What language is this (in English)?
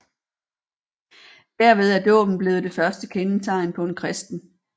Danish